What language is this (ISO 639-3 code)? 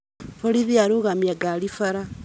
kik